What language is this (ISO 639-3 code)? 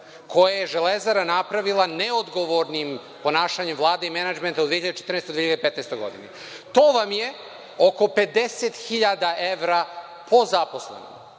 srp